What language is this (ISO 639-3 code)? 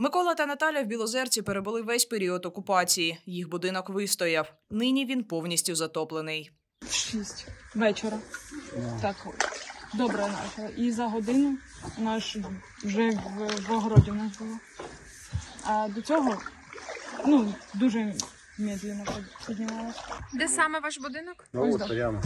ukr